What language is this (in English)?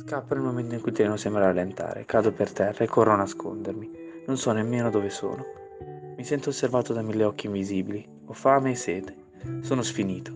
Italian